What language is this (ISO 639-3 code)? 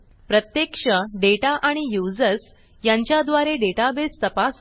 mar